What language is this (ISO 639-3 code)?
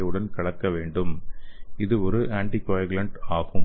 tam